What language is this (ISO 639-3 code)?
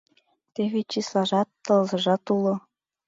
chm